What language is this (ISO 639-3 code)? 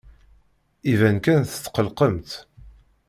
kab